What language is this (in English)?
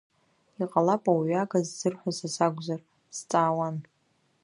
Abkhazian